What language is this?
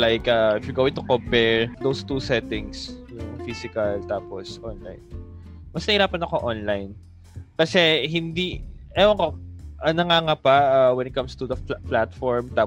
Filipino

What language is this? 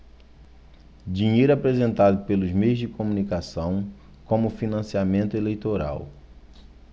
Portuguese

